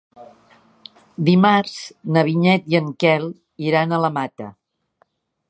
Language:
Catalan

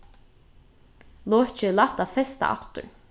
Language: Faroese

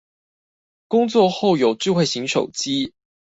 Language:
Chinese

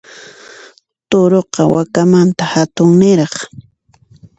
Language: Puno Quechua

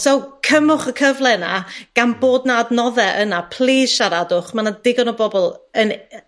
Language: Welsh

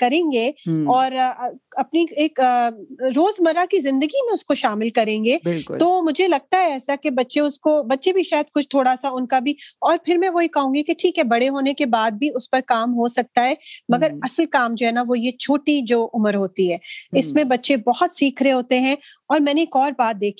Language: Urdu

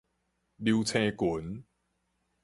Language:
Min Nan Chinese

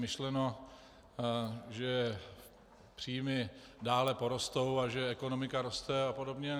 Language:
Czech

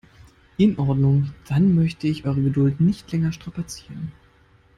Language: German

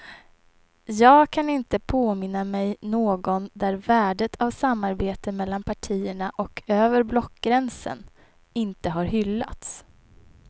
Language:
Swedish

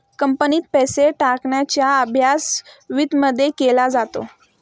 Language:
Marathi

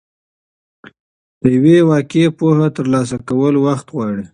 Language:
Pashto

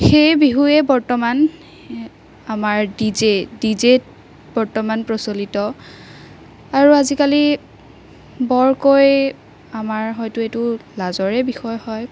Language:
Assamese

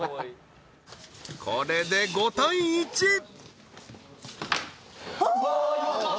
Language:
Japanese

